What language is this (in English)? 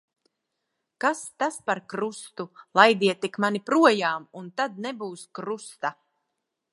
Latvian